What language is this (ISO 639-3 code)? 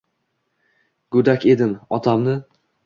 uzb